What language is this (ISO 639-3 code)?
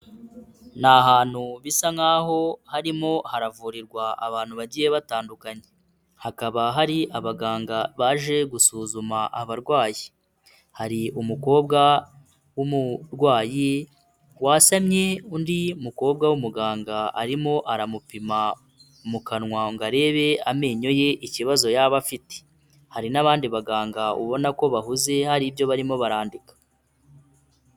kin